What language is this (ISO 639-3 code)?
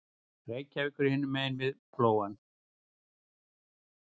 isl